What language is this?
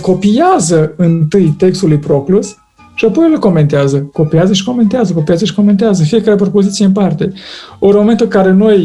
Romanian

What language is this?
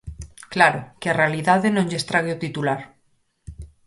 Galician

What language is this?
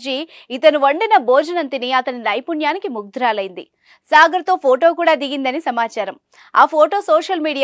Telugu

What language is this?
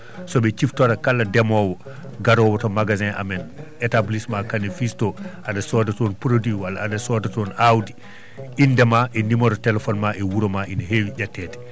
Fula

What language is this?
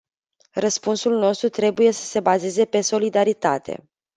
Romanian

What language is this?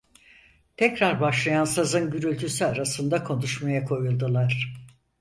Turkish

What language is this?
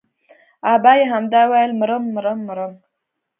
Pashto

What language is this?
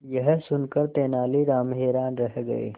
Hindi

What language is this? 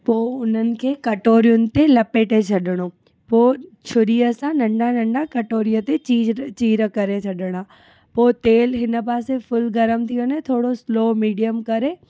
Sindhi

